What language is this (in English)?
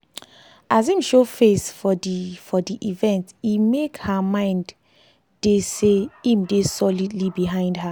Nigerian Pidgin